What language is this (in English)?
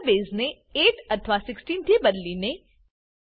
Gujarati